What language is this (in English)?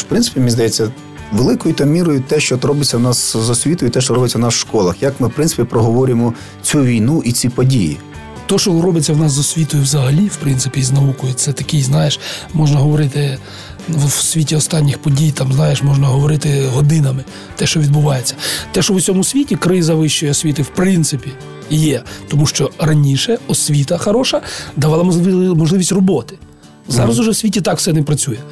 Ukrainian